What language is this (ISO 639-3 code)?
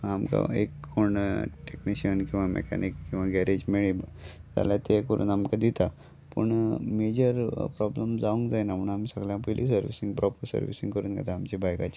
kok